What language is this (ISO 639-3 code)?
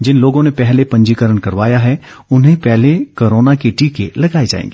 hin